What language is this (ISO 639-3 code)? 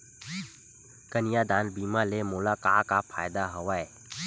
hne